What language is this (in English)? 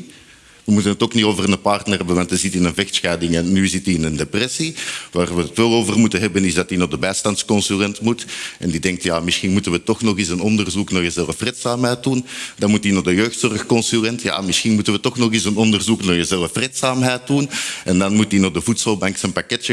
Dutch